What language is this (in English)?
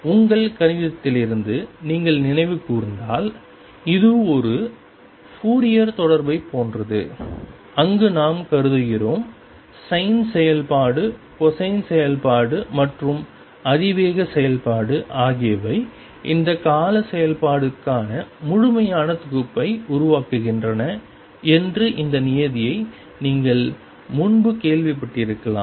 Tamil